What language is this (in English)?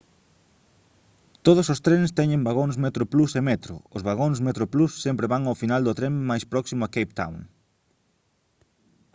Galician